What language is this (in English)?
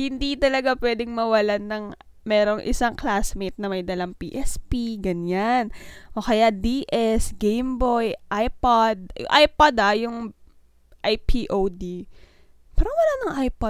Filipino